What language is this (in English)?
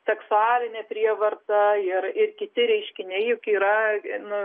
Lithuanian